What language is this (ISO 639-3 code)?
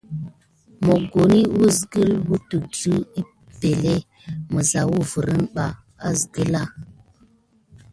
gid